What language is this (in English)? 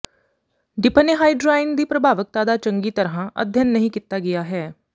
Punjabi